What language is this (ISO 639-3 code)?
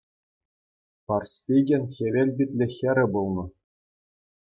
chv